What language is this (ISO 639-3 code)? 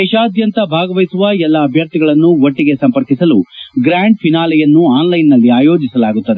kan